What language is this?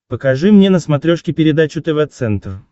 Russian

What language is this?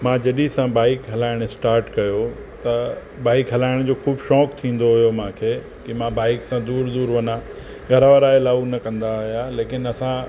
Sindhi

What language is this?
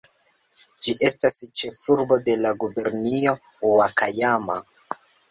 Esperanto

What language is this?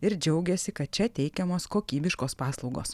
Lithuanian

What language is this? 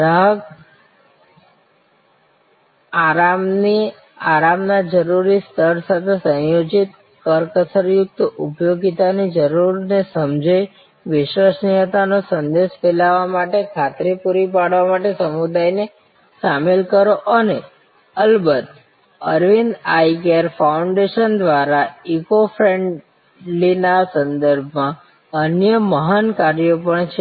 Gujarati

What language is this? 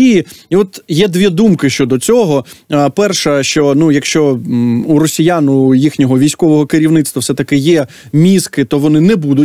Ukrainian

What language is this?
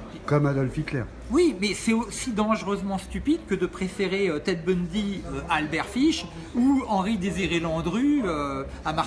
French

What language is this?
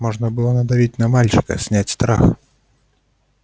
Russian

